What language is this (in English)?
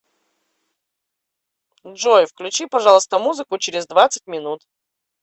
Russian